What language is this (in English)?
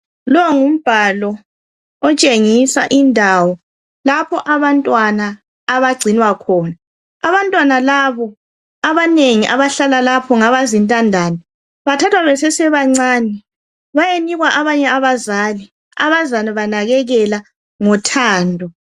North Ndebele